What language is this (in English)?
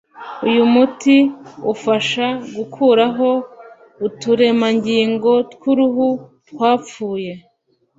Kinyarwanda